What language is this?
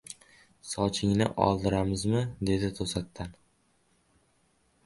Uzbek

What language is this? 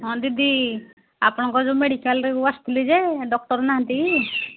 Odia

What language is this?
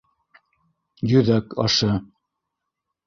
Bashkir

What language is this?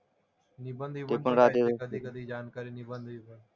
Marathi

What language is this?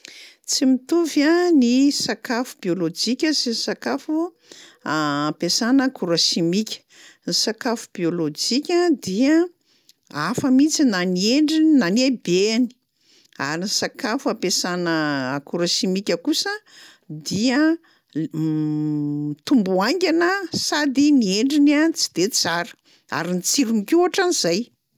Malagasy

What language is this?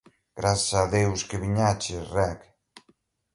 Galician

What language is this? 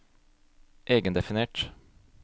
Norwegian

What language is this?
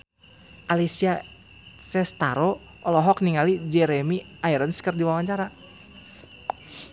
Sundanese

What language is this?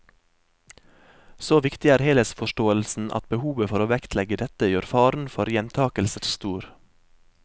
Norwegian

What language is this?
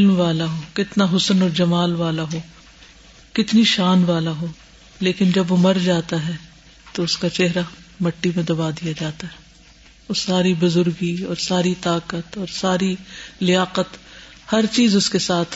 Urdu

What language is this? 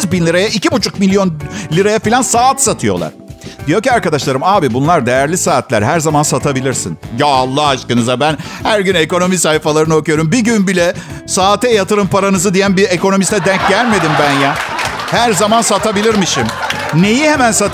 Turkish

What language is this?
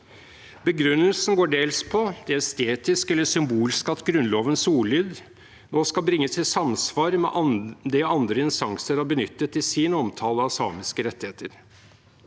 Norwegian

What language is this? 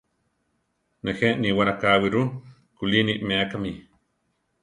Central Tarahumara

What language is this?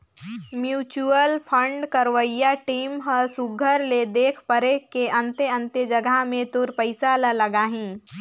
Chhattisgarhi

